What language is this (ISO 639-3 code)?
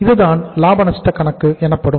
tam